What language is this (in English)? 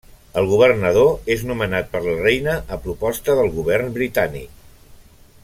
Catalan